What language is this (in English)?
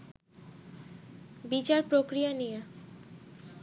Bangla